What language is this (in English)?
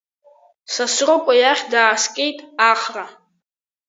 Abkhazian